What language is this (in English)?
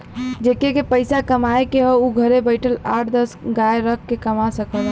Bhojpuri